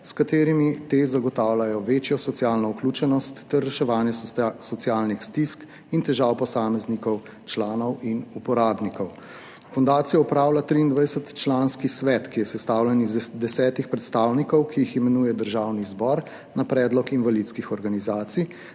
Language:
Slovenian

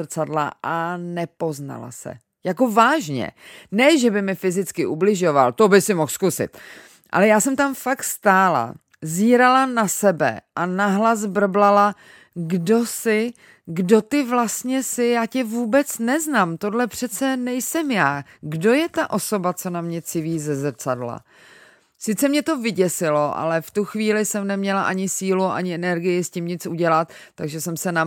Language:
Czech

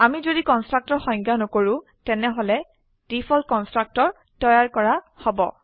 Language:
Assamese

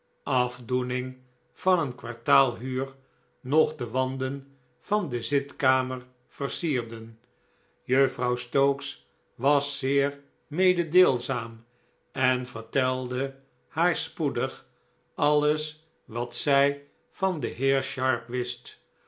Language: Dutch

